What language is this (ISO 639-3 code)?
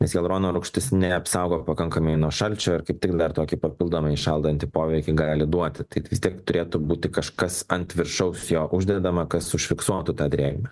lit